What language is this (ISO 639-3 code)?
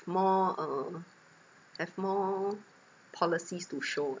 eng